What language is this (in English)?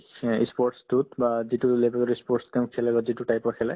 Assamese